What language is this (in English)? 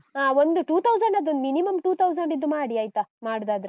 Kannada